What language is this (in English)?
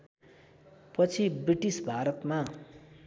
Nepali